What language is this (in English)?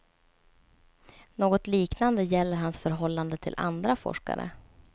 Swedish